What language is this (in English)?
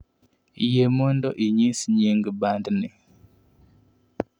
Luo (Kenya and Tanzania)